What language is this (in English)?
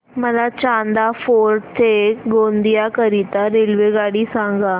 Marathi